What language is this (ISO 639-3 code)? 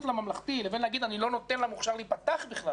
heb